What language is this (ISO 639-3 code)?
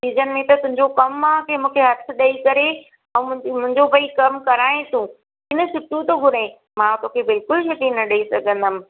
snd